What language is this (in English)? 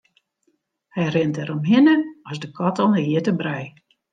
Western Frisian